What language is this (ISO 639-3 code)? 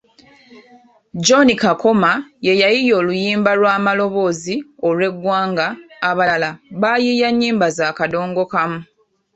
lug